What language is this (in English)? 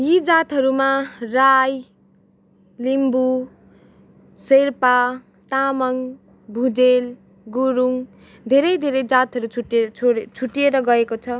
Nepali